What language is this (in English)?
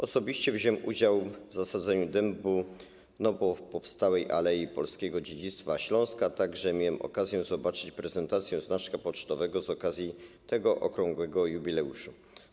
Polish